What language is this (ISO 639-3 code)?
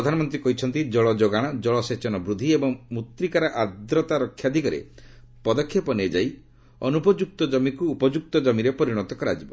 ori